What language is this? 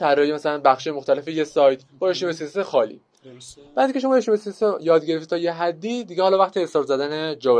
Persian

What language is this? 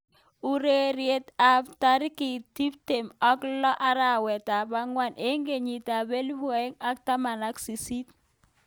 Kalenjin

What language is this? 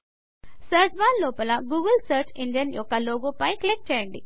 Telugu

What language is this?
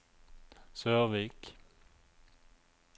Norwegian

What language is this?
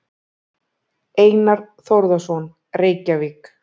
Icelandic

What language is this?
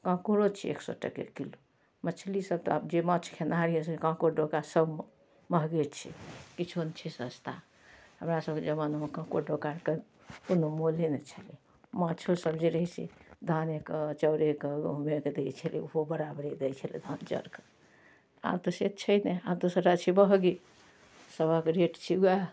Maithili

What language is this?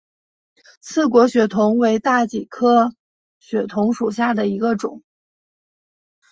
Chinese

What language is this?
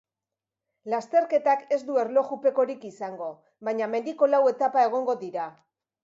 Basque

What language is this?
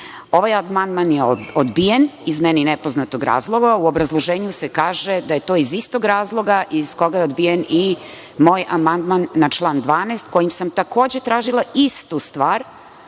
Serbian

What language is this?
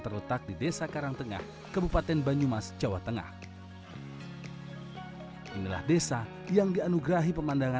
Indonesian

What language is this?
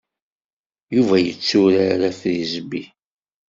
Kabyle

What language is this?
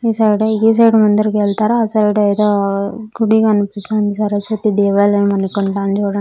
Telugu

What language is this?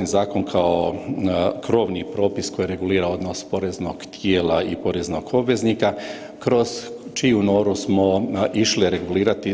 Croatian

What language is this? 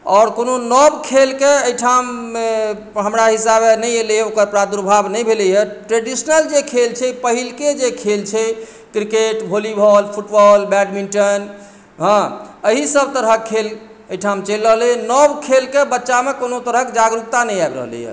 Maithili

